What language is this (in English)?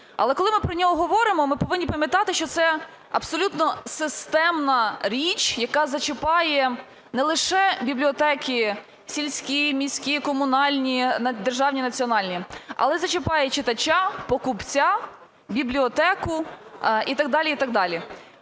Ukrainian